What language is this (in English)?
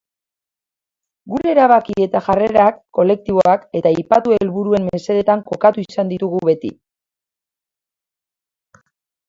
Basque